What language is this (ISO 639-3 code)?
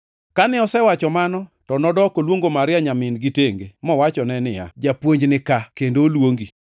luo